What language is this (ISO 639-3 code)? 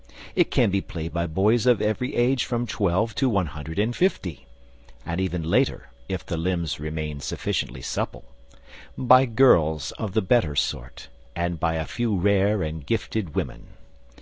eng